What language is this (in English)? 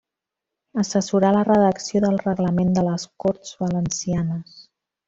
Catalan